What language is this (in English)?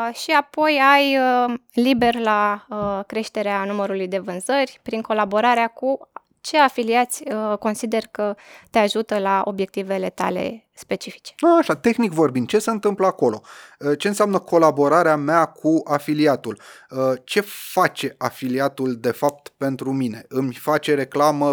Romanian